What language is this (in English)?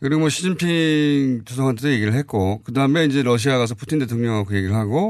Korean